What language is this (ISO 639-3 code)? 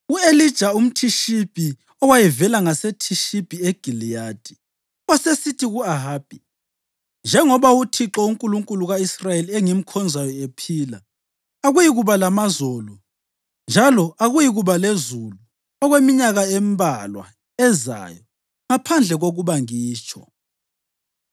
nde